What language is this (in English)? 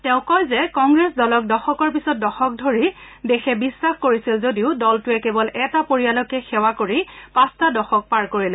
Assamese